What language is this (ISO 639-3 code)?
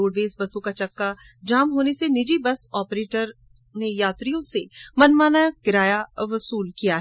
hin